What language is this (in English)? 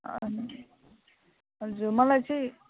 Nepali